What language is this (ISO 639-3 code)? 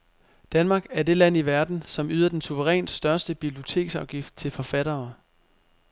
dan